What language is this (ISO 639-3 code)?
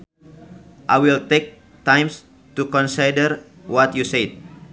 sun